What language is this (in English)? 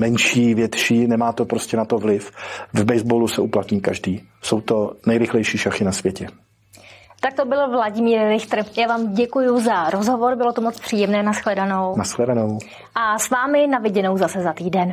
Czech